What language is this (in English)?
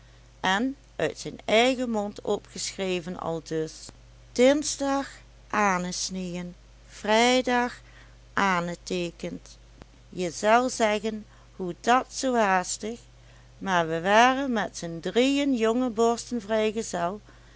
Dutch